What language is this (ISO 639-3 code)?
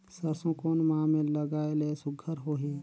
hne